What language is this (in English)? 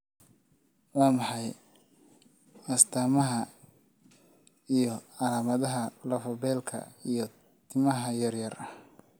Somali